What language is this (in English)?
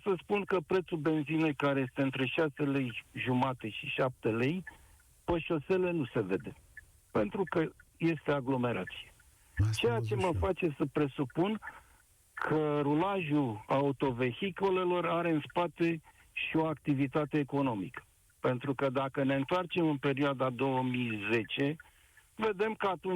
Romanian